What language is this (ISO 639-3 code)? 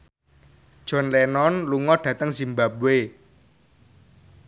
jav